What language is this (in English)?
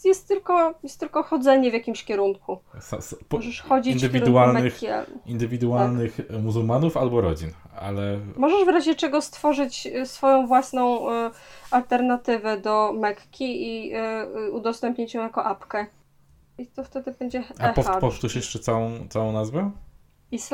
Polish